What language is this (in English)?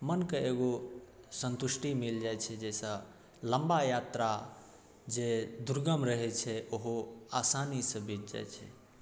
Maithili